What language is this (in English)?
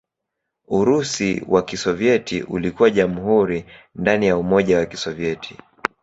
Swahili